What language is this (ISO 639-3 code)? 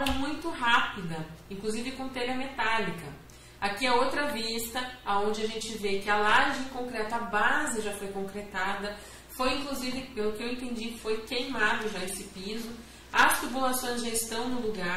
por